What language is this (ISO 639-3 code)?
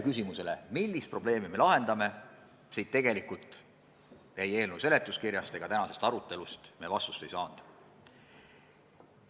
est